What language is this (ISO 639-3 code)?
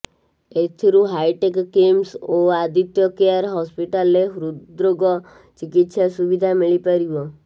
ori